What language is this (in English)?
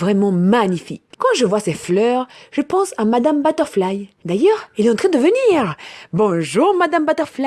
French